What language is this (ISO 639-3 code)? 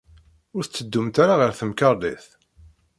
kab